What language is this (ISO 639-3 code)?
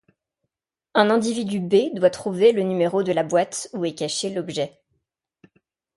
fra